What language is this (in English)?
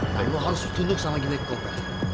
Indonesian